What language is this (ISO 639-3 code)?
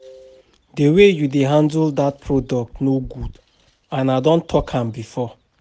pcm